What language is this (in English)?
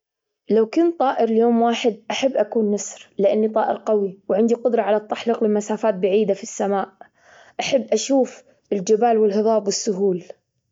Gulf Arabic